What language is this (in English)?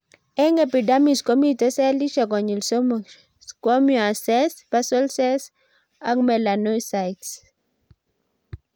Kalenjin